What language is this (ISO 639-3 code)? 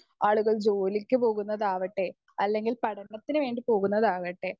mal